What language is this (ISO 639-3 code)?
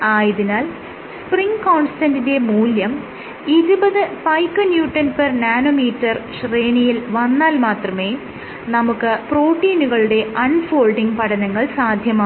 mal